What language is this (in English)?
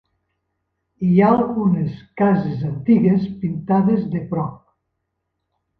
Catalan